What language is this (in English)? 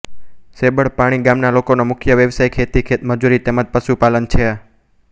Gujarati